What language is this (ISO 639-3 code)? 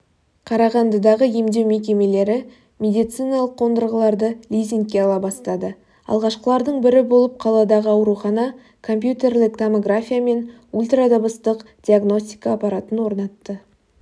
kaz